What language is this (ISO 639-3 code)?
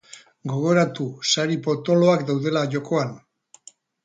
eus